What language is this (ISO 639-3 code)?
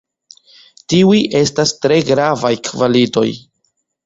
epo